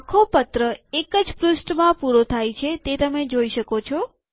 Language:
Gujarati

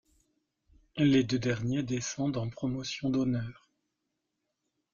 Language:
French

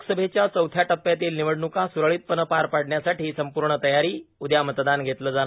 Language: Marathi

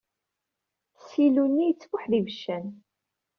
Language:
Kabyle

